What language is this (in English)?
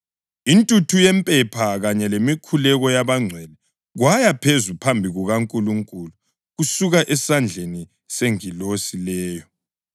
North Ndebele